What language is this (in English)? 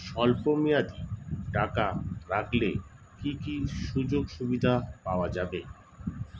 Bangla